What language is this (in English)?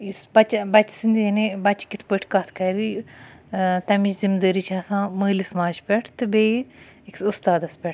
Kashmiri